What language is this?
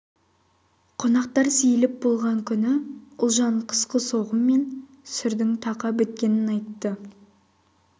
Kazakh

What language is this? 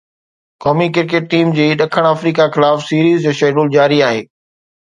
Sindhi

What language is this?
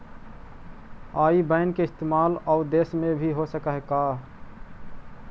Magahi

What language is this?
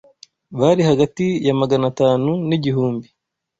Kinyarwanda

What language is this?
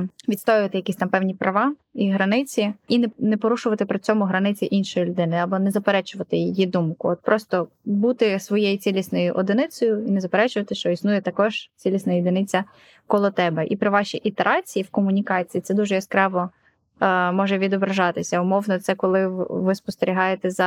Ukrainian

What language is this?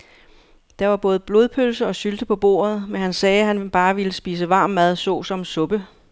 Danish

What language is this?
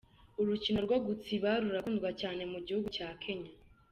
Kinyarwanda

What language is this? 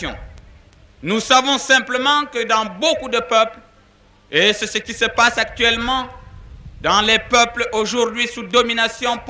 French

